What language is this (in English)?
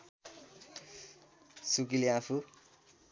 Nepali